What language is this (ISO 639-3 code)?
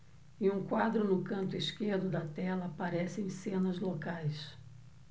por